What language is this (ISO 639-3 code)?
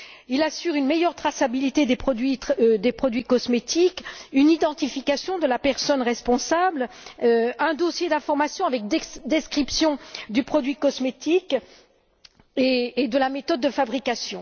fra